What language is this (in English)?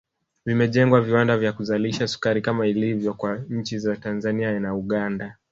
Swahili